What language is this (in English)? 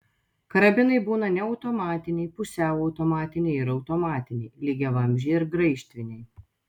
Lithuanian